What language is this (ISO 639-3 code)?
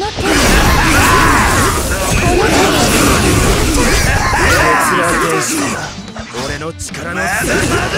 jpn